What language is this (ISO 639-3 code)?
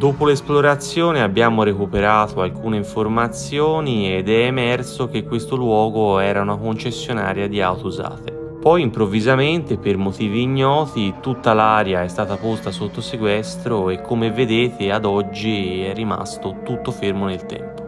ita